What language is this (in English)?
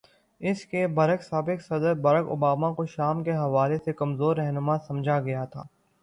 Urdu